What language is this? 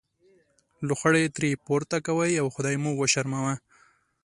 Pashto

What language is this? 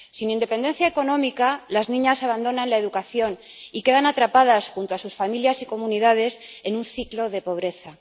Spanish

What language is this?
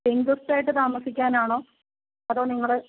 Malayalam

